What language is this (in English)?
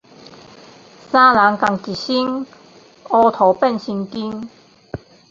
Min Nan Chinese